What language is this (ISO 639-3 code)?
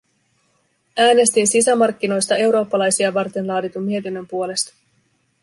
fin